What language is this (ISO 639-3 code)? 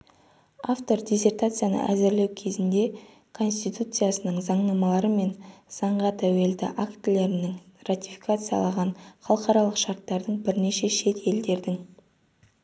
kaz